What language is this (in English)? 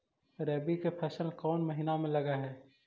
Magahi